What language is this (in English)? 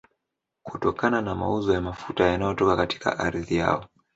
Swahili